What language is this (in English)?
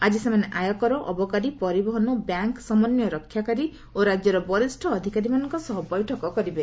Odia